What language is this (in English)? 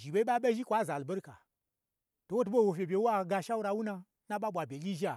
Gbagyi